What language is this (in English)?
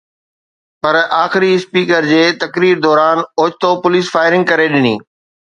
Sindhi